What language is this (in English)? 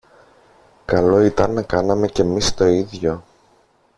Greek